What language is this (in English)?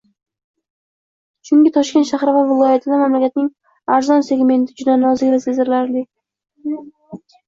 Uzbek